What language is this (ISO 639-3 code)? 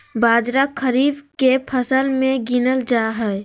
mag